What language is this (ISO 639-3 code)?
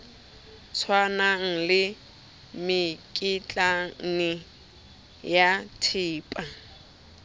sot